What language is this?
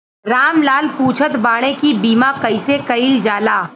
Bhojpuri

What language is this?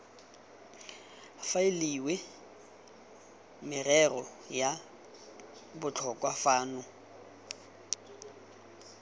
Tswana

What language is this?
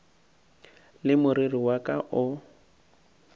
Northern Sotho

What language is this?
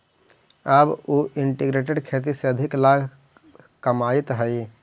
Magahi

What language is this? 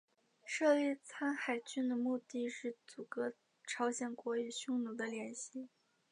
Chinese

